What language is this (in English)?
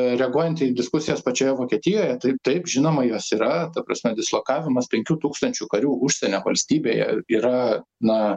Lithuanian